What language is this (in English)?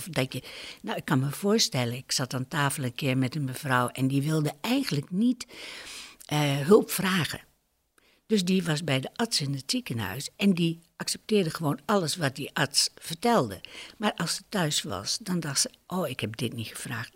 Dutch